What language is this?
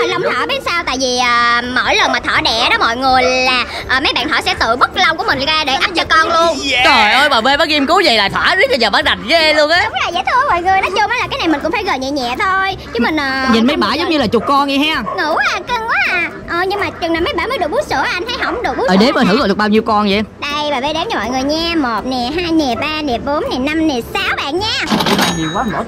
Vietnamese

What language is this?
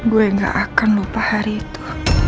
Indonesian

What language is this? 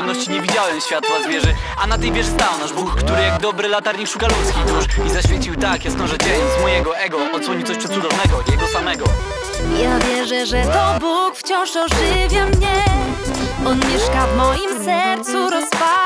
Polish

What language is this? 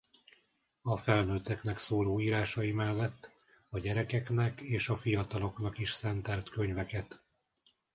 Hungarian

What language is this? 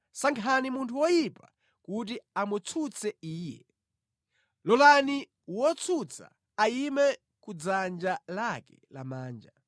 Nyanja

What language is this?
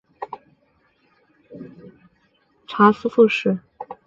Chinese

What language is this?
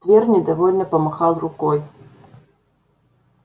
Russian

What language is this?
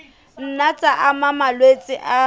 Southern Sotho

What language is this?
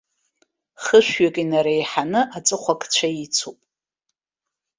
Abkhazian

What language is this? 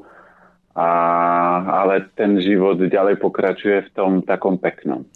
Slovak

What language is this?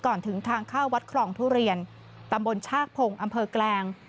Thai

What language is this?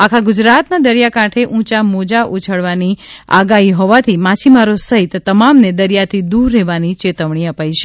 Gujarati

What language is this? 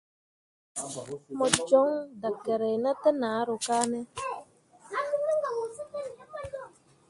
Mundang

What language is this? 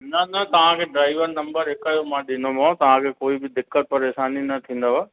Sindhi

